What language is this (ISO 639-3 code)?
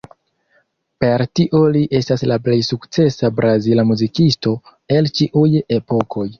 epo